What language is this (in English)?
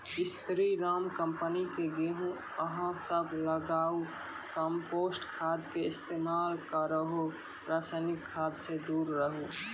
Maithili